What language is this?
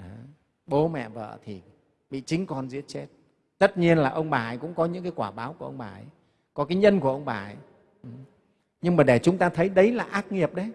Vietnamese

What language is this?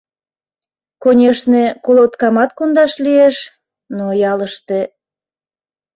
Mari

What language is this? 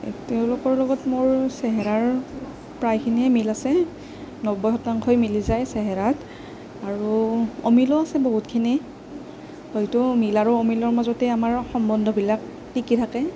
Assamese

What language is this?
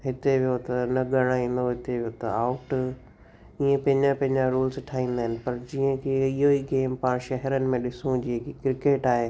Sindhi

